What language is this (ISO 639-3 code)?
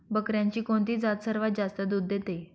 mar